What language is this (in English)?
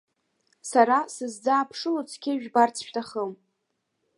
Abkhazian